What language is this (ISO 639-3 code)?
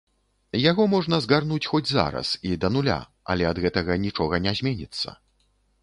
bel